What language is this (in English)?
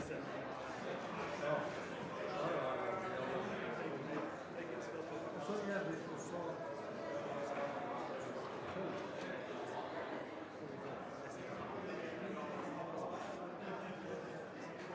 Norwegian